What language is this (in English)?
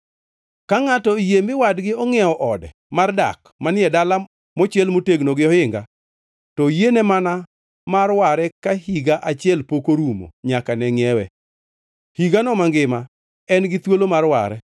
Luo (Kenya and Tanzania)